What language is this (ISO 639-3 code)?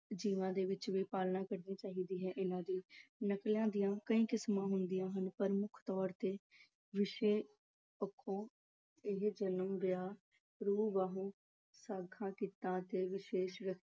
pan